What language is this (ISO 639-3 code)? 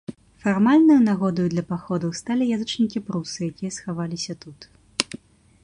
bel